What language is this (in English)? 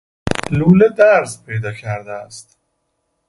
Persian